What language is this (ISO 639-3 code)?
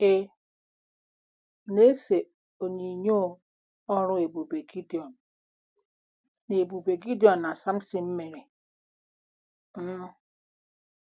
ibo